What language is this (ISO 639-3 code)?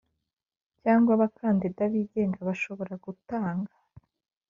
kin